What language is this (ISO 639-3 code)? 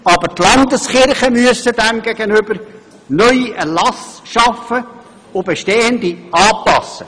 gsw